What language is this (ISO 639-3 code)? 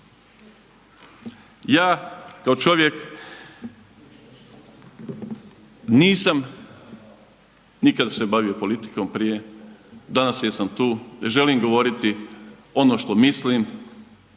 hrv